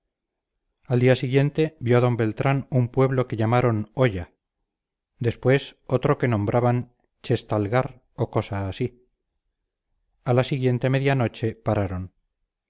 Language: Spanish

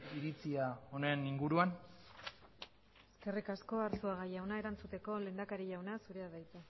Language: Basque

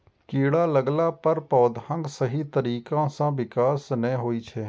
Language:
Maithili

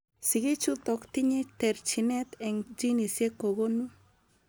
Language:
Kalenjin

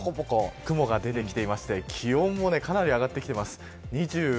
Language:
Japanese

